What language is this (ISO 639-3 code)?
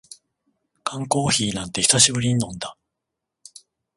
jpn